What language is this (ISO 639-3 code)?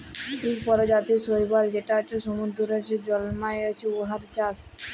ben